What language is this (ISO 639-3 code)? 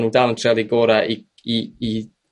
cym